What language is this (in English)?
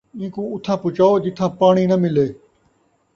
Saraiki